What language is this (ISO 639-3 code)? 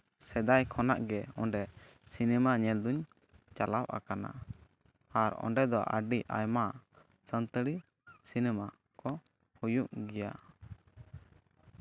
sat